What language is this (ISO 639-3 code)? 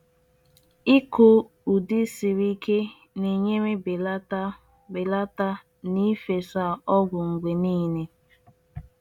ibo